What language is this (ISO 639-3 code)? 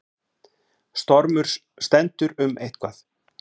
isl